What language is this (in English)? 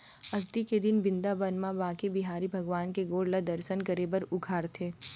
Chhattisgarhi